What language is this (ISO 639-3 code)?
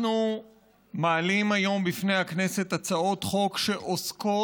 heb